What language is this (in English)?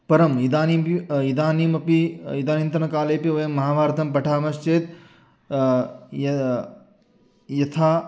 Sanskrit